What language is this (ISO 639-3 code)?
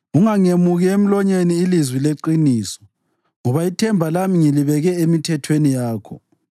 nde